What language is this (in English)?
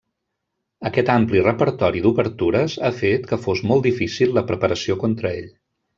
Catalan